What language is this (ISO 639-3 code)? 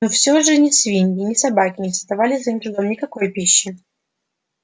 rus